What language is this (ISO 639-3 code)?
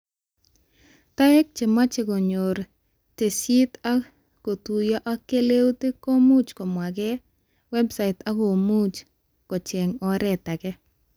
kln